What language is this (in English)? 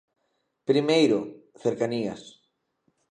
Galician